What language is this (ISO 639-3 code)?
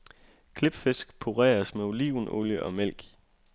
dan